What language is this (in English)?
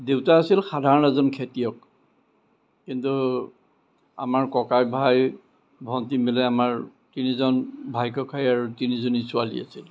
Assamese